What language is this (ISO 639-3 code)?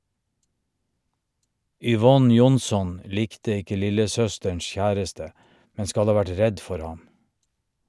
nor